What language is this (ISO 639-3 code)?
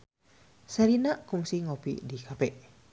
sun